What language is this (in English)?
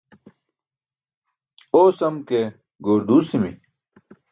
Burushaski